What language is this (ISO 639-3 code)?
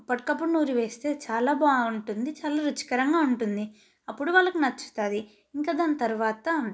tel